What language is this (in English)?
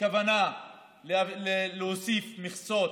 Hebrew